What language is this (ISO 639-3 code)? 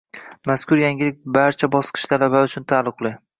uzb